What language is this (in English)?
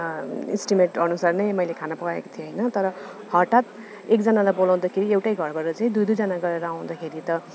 Nepali